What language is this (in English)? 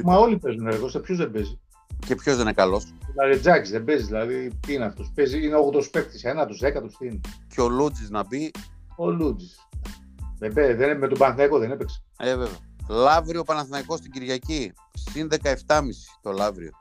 Greek